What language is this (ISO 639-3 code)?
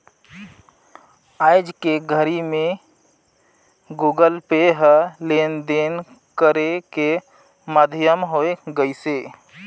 hne